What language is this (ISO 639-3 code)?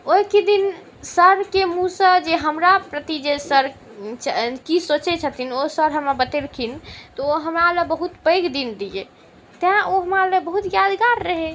mai